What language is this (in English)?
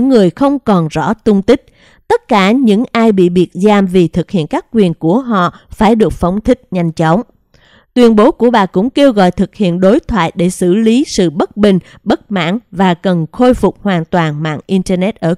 Vietnamese